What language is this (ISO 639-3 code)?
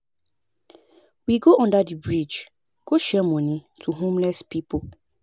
pcm